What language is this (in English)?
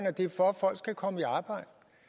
Danish